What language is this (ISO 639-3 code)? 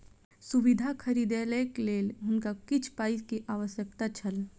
mai